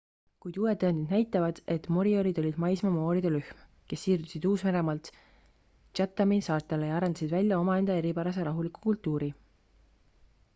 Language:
Estonian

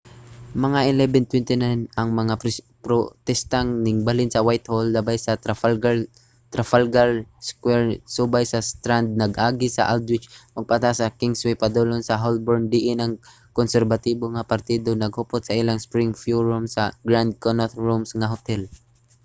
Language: Cebuano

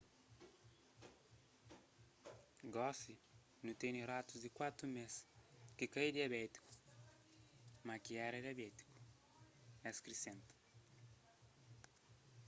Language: Kabuverdianu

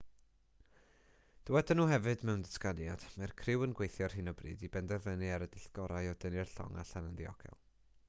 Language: Welsh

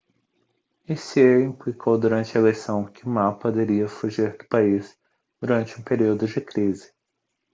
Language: Portuguese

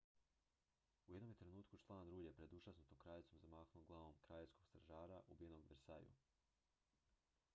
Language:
Croatian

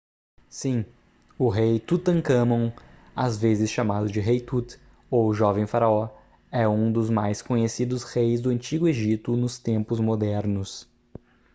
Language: Portuguese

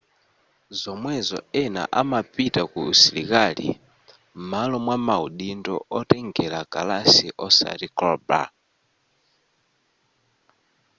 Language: Nyanja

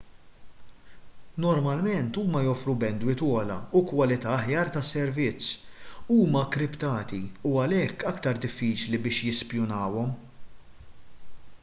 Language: Maltese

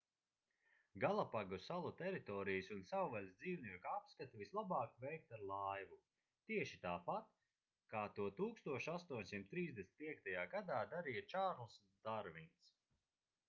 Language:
Latvian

